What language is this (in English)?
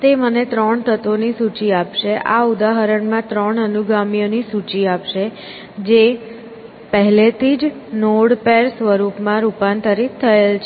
Gujarati